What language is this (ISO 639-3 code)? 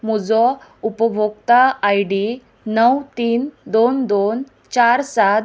kok